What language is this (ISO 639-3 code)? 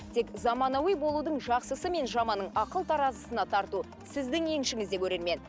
kaz